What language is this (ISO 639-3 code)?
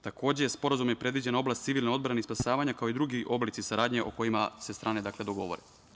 srp